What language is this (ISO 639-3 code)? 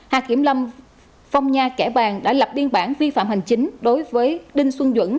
vie